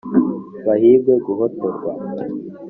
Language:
Kinyarwanda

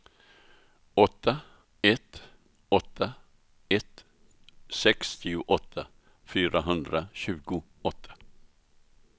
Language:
Swedish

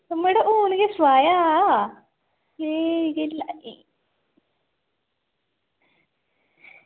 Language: Dogri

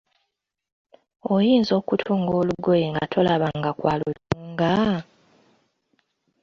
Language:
Ganda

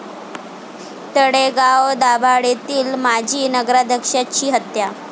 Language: Marathi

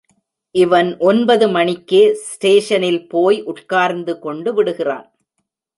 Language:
Tamil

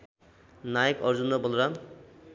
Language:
Nepali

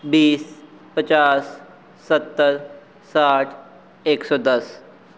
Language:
Punjabi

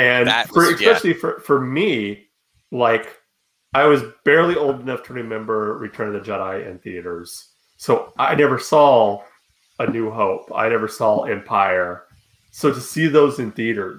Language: English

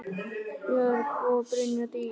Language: Icelandic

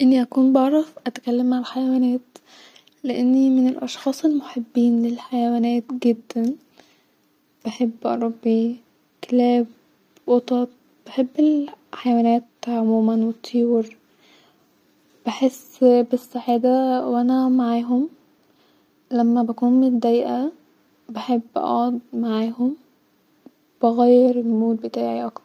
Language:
Egyptian Arabic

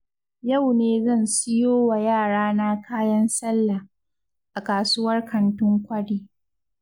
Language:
Hausa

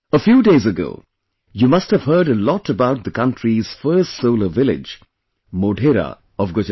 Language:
English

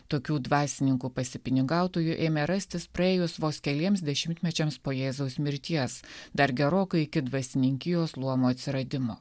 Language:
Lithuanian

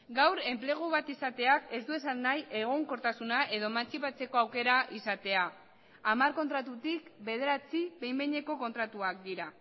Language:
Basque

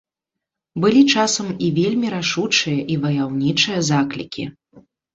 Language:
Belarusian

